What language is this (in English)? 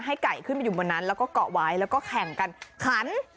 Thai